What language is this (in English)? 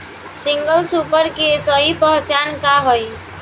Bhojpuri